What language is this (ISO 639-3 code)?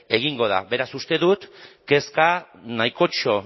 eus